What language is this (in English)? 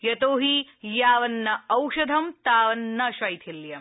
Sanskrit